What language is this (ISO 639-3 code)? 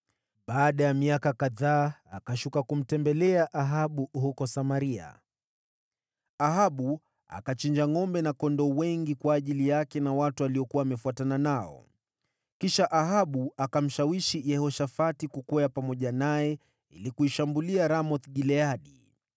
swa